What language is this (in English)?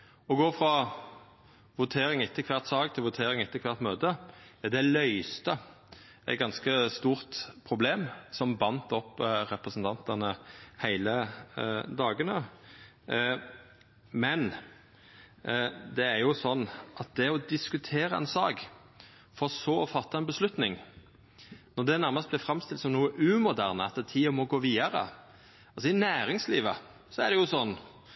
Norwegian Nynorsk